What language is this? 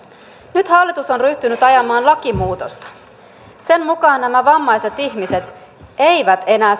Finnish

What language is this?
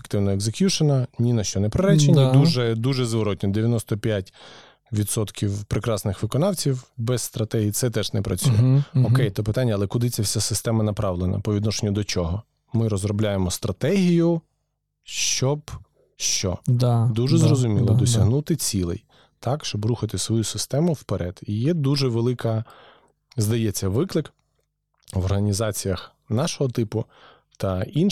Ukrainian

